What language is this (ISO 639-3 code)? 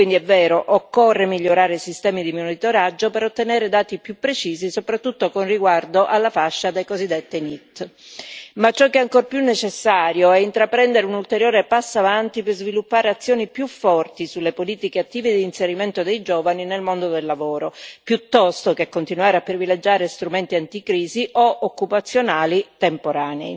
ita